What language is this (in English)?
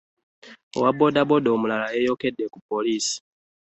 Ganda